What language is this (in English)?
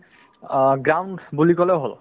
Assamese